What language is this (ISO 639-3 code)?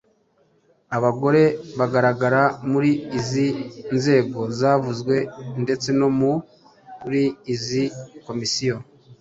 kin